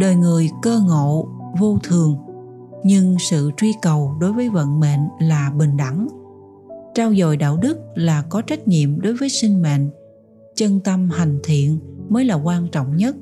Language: Vietnamese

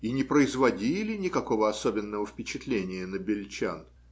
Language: Russian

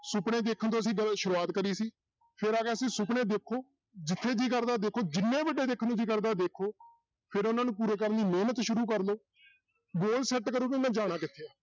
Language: Punjabi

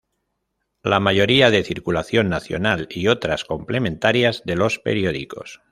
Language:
Spanish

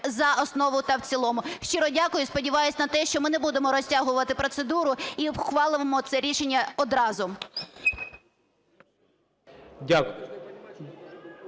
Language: Ukrainian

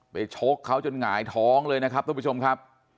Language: Thai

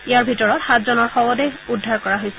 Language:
Assamese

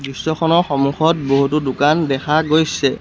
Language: Assamese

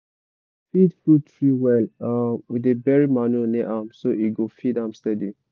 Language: Nigerian Pidgin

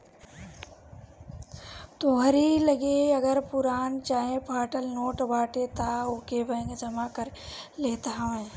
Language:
Bhojpuri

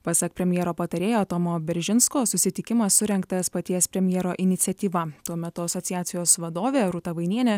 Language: Lithuanian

